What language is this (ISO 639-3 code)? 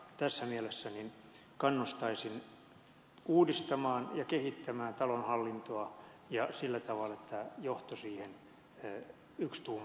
fin